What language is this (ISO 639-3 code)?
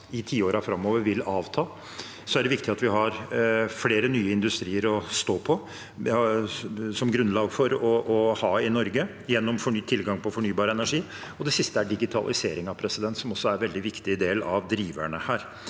nor